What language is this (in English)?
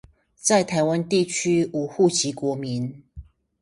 Chinese